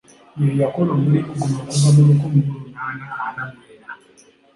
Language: Ganda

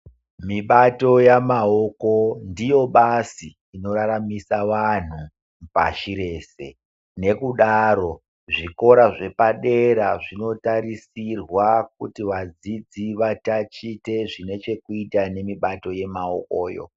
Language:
Ndau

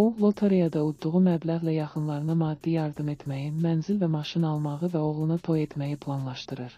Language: Turkish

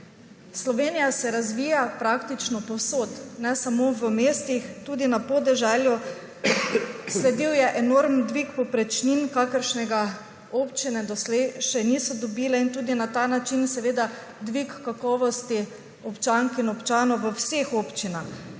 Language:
Slovenian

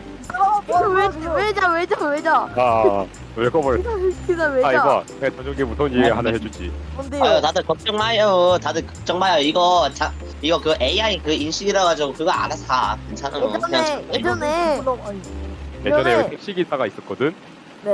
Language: Korean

